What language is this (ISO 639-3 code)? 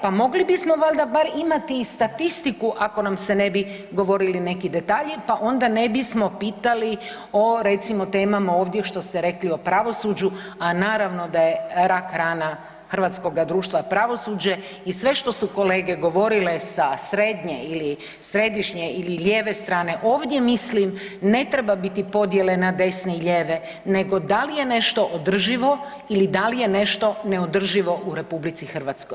hrv